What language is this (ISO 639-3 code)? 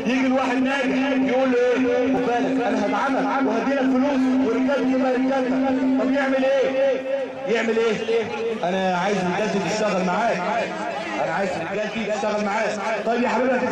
ara